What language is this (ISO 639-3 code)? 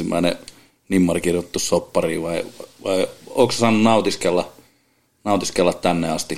fin